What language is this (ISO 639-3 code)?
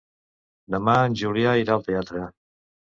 cat